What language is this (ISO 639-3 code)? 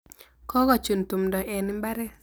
kln